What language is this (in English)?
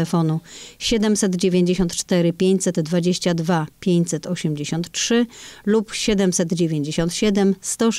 Polish